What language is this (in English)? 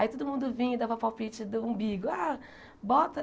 Portuguese